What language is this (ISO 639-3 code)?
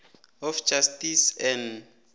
nbl